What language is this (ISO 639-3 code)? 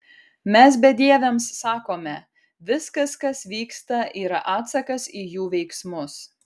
lit